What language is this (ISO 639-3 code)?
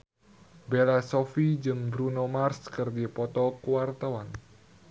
sun